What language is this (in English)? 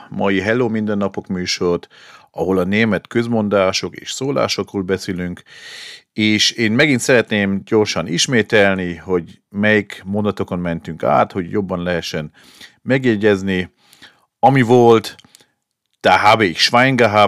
Hungarian